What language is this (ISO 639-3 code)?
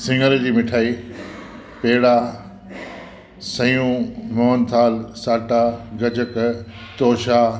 snd